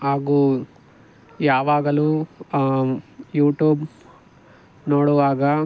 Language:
Kannada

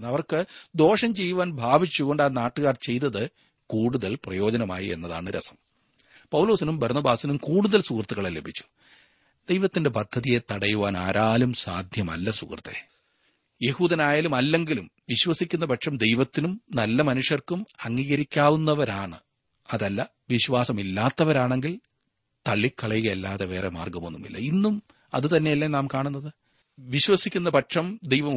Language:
Malayalam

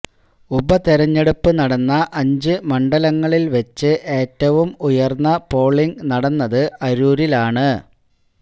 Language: Malayalam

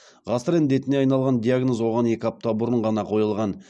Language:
Kazakh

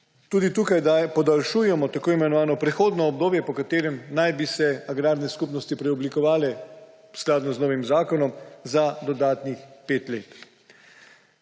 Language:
Slovenian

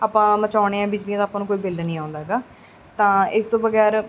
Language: Punjabi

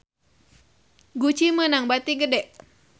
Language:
Sundanese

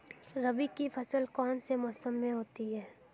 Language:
Hindi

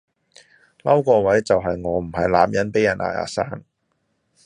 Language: Cantonese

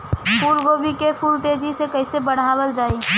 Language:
Bhojpuri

